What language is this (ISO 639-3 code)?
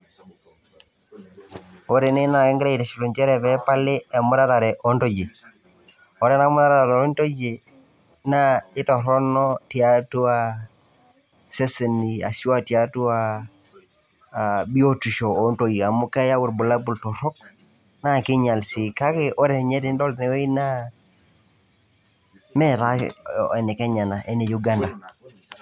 mas